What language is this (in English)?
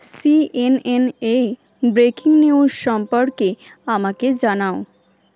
Bangla